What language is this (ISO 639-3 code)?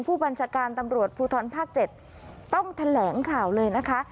tha